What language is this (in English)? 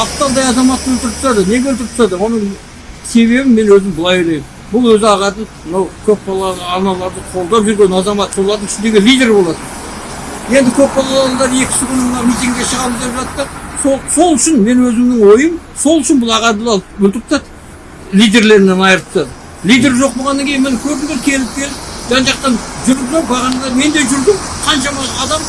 Kazakh